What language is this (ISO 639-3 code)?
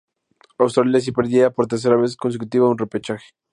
spa